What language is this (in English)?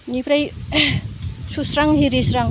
Bodo